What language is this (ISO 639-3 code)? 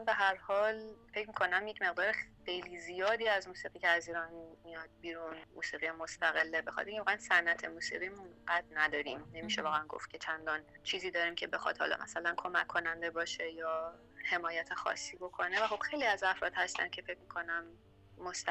fas